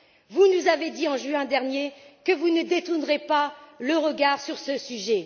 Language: French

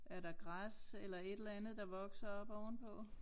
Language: Danish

